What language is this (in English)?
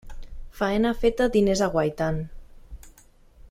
Catalan